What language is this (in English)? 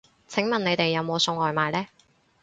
Cantonese